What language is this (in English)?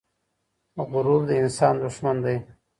Pashto